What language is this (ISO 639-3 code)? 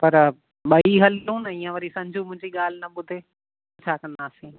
snd